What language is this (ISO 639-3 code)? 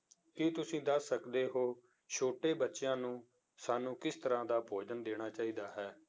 pan